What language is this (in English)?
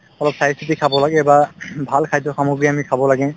Assamese